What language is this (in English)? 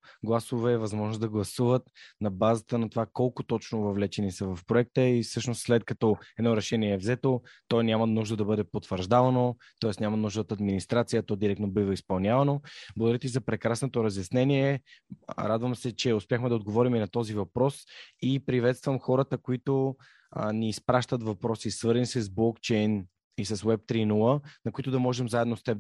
Bulgarian